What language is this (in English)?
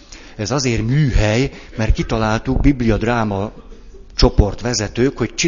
Hungarian